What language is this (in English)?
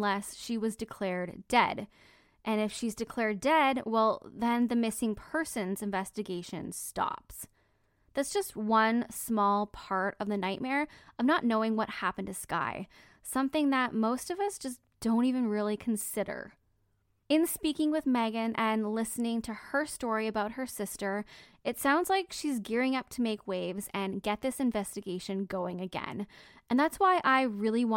English